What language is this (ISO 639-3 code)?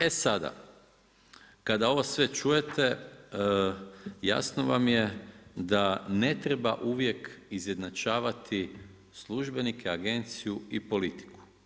hrv